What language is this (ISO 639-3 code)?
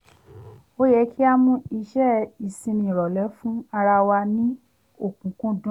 yor